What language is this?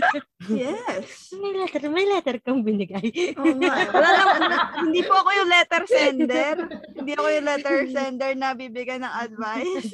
Filipino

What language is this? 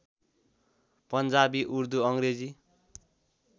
Nepali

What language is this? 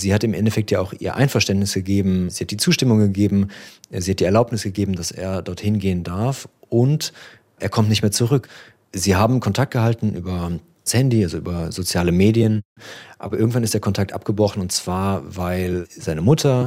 German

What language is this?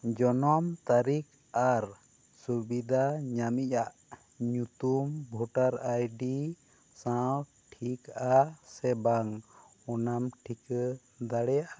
Santali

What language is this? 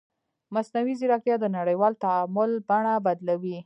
Pashto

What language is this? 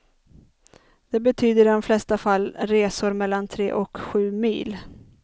Swedish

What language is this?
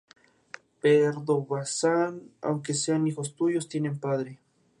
Spanish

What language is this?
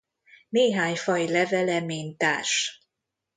Hungarian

